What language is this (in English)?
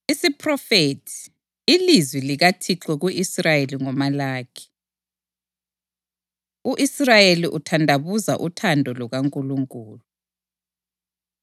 North Ndebele